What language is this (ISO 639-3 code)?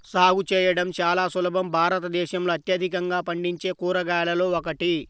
tel